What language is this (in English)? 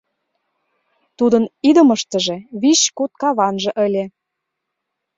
Mari